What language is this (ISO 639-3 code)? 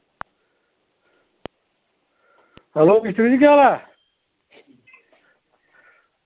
doi